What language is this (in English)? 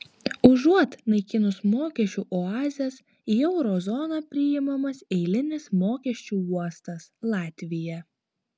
Lithuanian